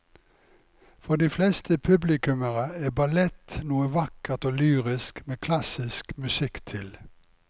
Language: Norwegian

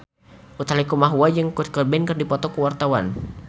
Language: Sundanese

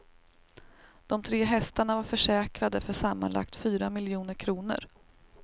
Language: Swedish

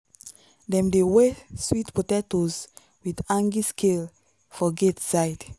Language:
Nigerian Pidgin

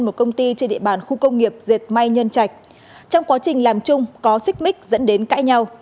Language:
Vietnamese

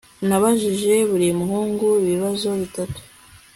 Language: Kinyarwanda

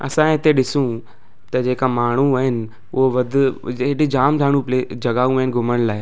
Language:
Sindhi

